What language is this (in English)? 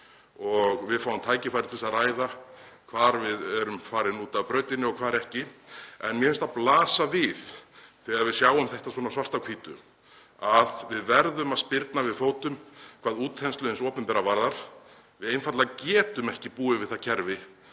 Icelandic